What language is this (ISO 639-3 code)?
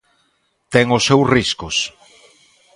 glg